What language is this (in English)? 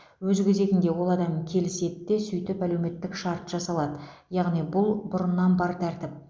Kazakh